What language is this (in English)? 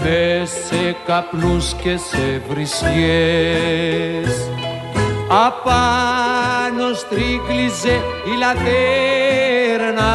Greek